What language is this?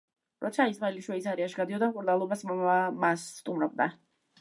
Georgian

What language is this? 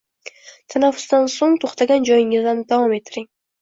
Uzbek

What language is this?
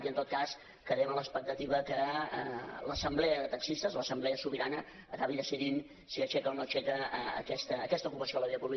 Catalan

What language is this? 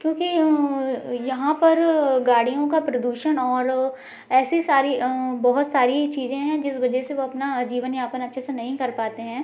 Hindi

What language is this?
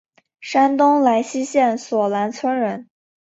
Chinese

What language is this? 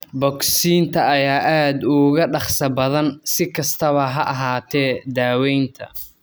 Somali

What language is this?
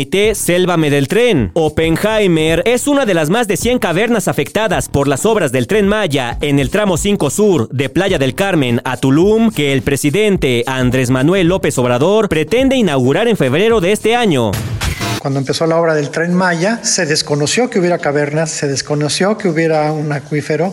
Spanish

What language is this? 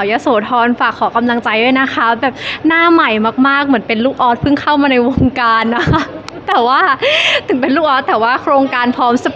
Thai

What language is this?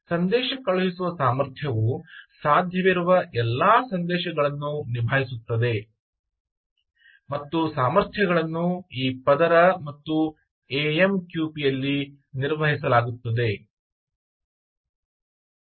Kannada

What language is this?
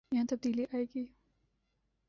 Urdu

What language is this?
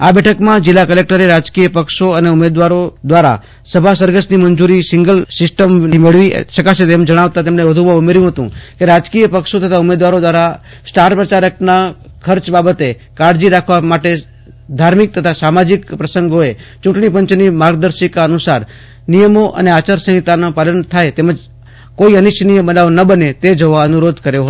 Gujarati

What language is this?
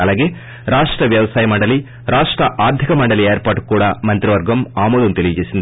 Telugu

